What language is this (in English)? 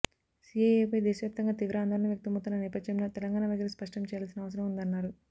Telugu